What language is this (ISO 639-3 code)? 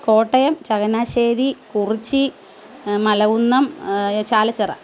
mal